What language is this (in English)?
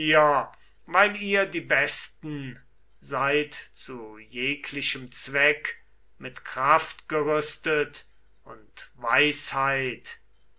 German